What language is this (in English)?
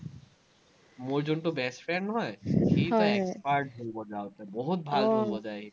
Assamese